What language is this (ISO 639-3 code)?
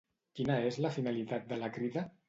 cat